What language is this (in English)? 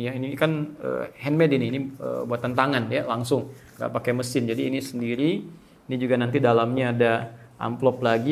Indonesian